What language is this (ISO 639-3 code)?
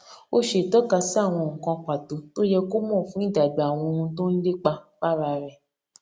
yor